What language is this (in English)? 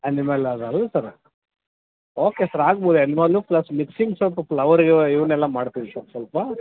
Kannada